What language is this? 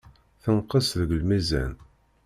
Kabyle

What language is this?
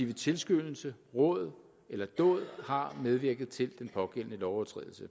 Danish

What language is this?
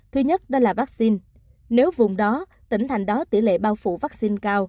Vietnamese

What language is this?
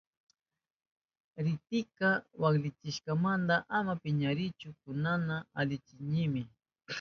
Southern Pastaza Quechua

